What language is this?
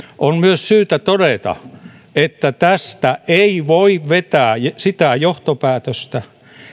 Finnish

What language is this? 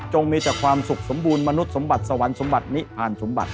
Thai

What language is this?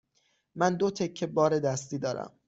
Persian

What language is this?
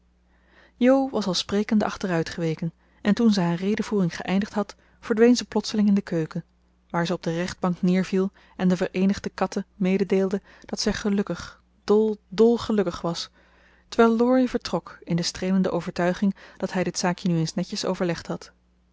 Dutch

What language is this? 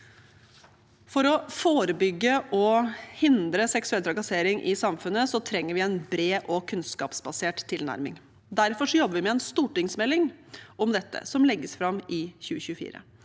Norwegian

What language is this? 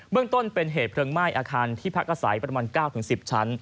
Thai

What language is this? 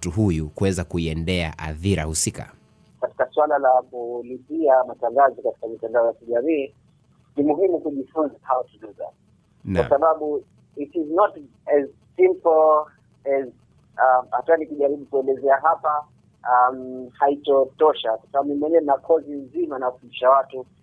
Swahili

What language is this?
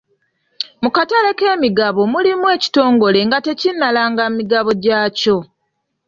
Ganda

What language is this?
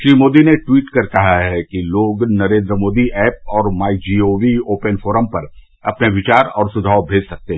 Hindi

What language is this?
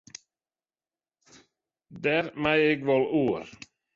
Western Frisian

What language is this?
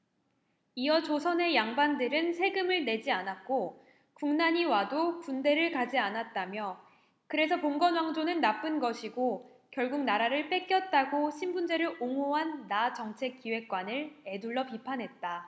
Korean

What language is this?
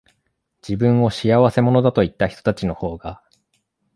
Japanese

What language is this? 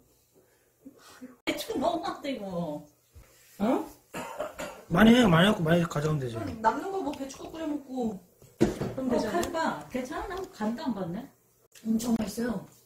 Korean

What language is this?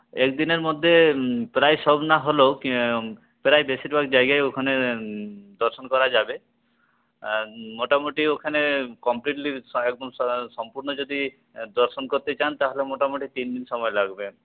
Bangla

